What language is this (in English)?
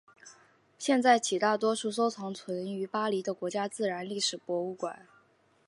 Chinese